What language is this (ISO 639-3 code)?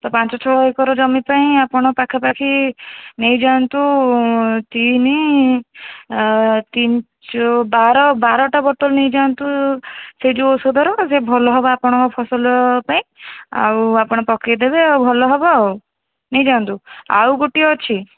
ori